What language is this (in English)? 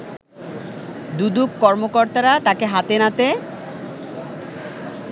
Bangla